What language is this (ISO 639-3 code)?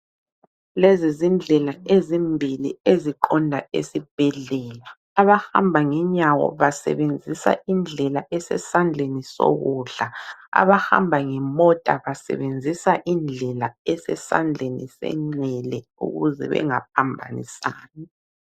nde